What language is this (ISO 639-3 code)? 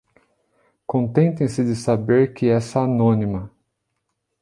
por